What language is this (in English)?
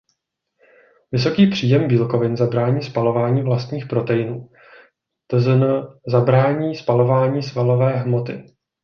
Czech